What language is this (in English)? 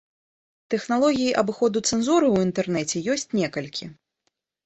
Belarusian